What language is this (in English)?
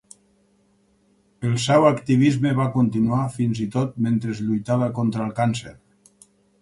Catalan